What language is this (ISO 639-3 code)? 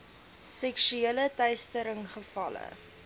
afr